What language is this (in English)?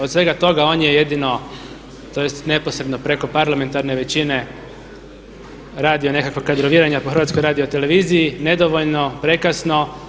Croatian